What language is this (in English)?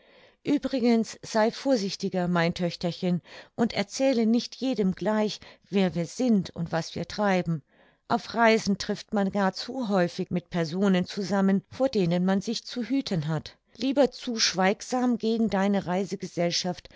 German